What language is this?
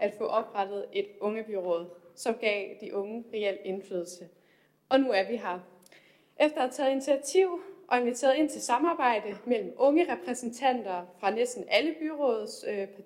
Danish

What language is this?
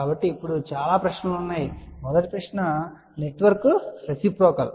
Telugu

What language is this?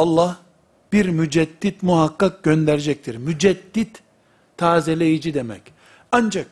Turkish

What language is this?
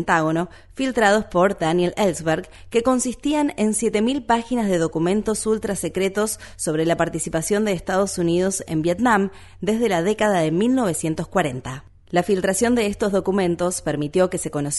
Spanish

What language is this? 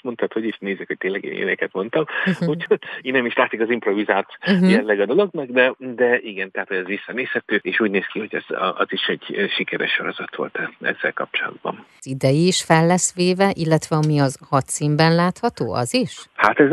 Hungarian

